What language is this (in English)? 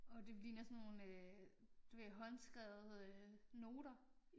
Danish